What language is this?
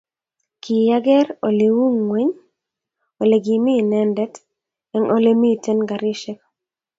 Kalenjin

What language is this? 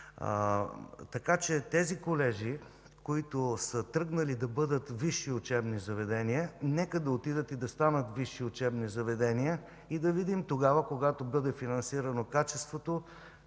Bulgarian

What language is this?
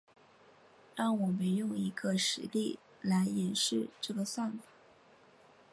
Chinese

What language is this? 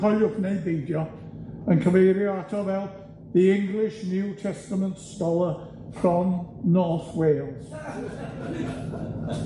Welsh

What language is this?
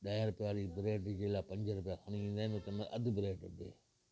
Sindhi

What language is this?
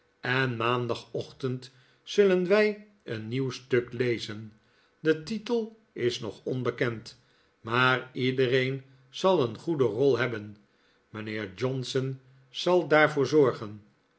Dutch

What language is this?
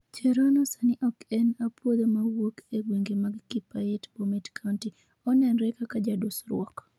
Luo (Kenya and Tanzania)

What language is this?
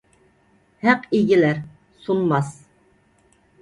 Uyghur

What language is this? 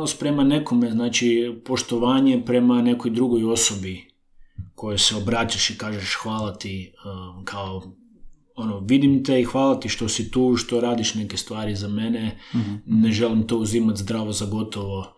Croatian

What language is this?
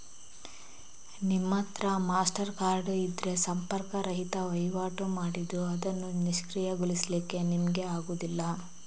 Kannada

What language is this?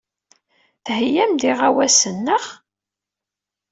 Kabyle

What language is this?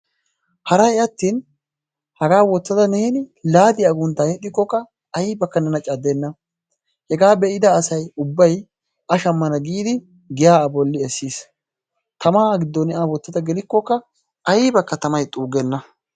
Wolaytta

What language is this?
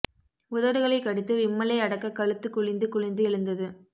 Tamil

